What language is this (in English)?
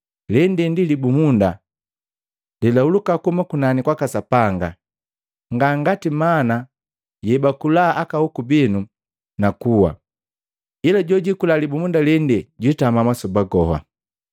Matengo